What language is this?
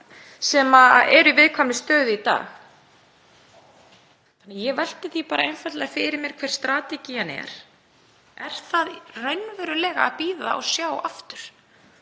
Icelandic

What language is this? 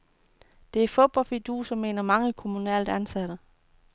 Danish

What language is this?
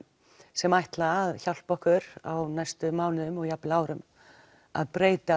Icelandic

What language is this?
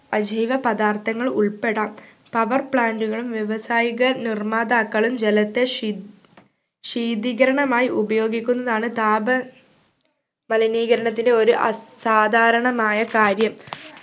Malayalam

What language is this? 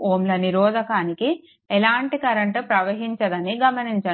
Telugu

